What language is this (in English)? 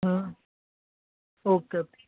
Gujarati